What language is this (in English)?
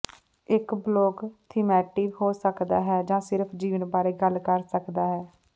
Punjabi